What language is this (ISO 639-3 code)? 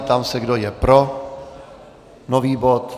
ces